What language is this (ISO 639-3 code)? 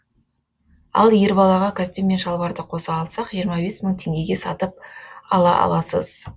kaz